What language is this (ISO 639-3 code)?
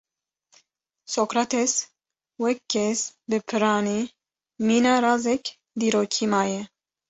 kur